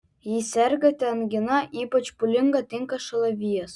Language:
Lithuanian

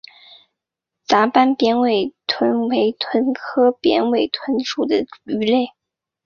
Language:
Chinese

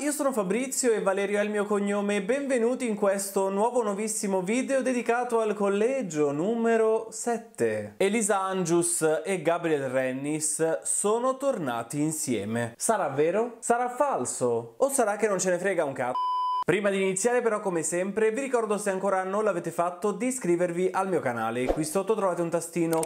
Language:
Italian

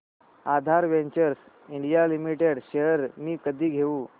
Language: Marathi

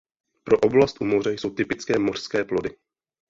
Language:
Czech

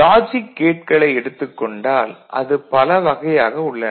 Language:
Tamil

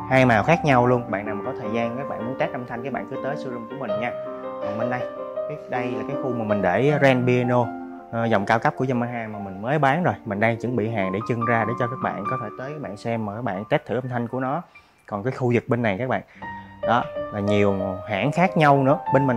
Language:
Vietnamese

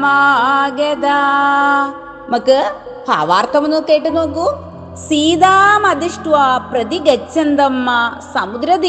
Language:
Malayalam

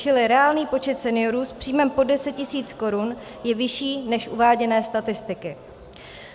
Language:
Czech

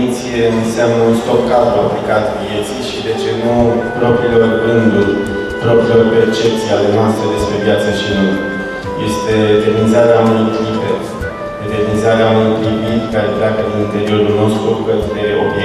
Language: Romanian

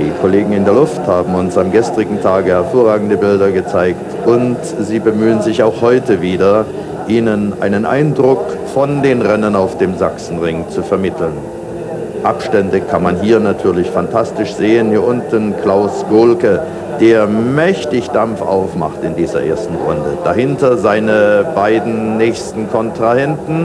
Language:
German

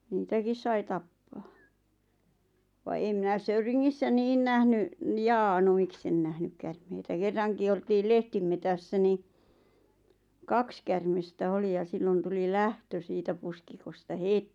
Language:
Finnish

